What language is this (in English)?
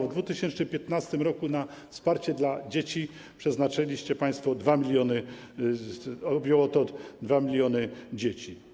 Polish